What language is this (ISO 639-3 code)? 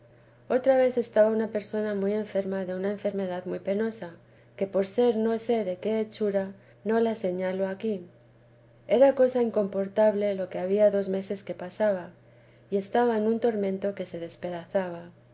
spa